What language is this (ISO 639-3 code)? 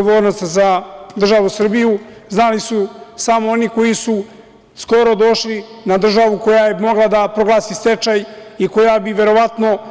srp